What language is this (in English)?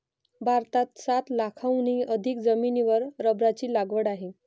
Marathi